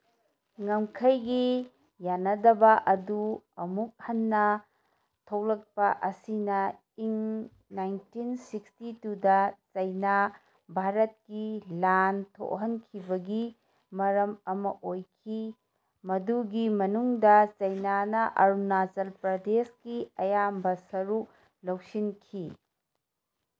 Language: Manipuri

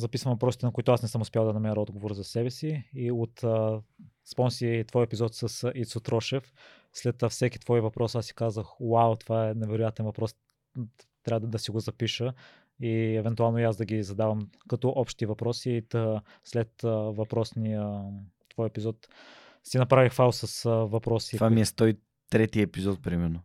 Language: Bulgarian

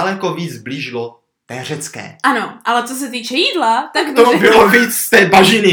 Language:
Czech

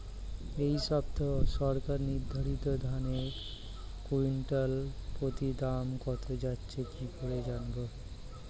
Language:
Bangla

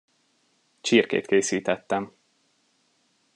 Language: Hungarian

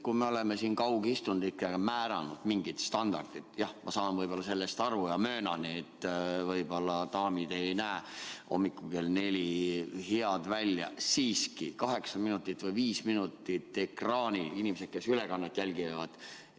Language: Estonian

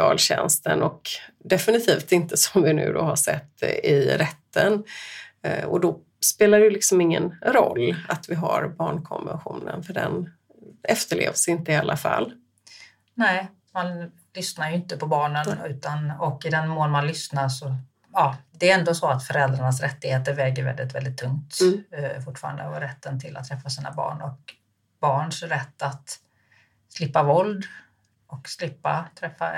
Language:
Swedish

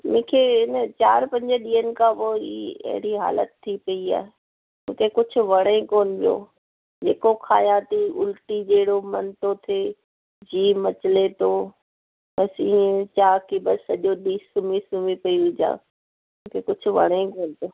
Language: Sindhi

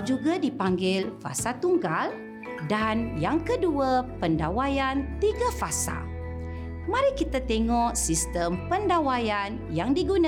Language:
Malay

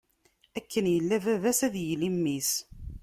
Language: Kabyle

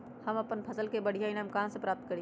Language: Magahi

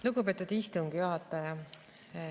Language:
Estonian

